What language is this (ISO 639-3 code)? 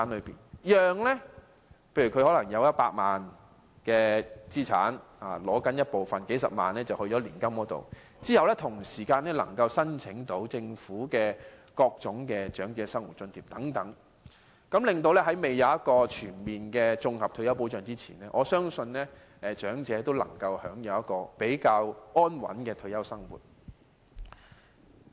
yue